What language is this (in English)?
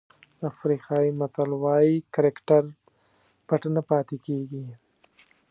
Pashto